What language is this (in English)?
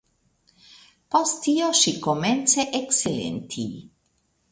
Esperanto